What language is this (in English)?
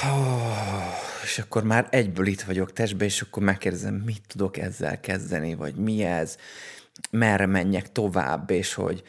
Hungarian